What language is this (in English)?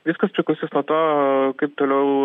Lithuanian